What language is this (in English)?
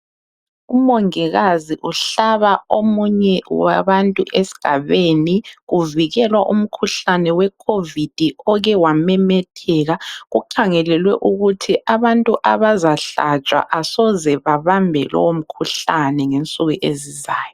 North Ndebele